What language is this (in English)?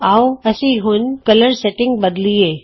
Punjabi